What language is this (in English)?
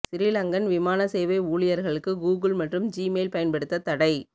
Tamil